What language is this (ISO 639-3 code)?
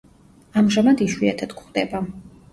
kat